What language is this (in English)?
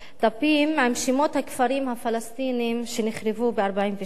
Hebrew